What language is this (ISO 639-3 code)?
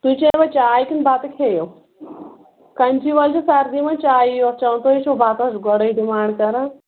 kas